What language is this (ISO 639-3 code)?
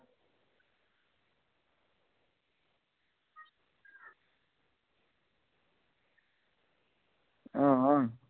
doi